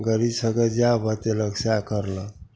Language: Maithili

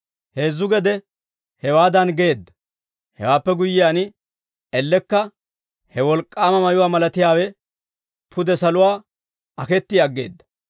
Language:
Dawro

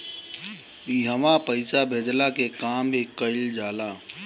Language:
Bhojpuri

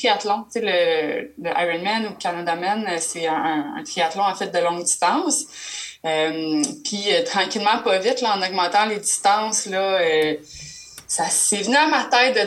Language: French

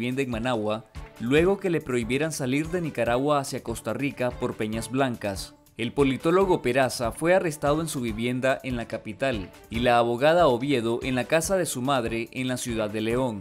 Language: Spanish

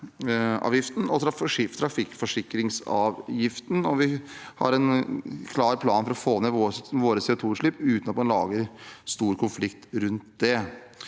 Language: Norwegian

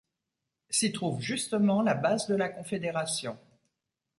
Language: French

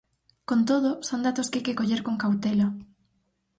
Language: Galician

